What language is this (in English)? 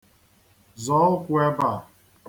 Igbo